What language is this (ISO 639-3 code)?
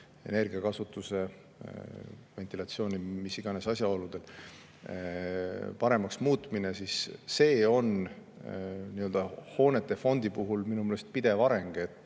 est